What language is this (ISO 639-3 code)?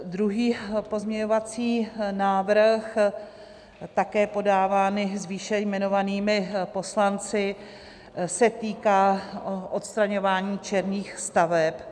ces